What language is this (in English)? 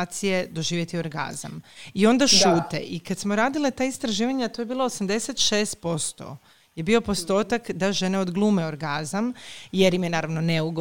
Croatian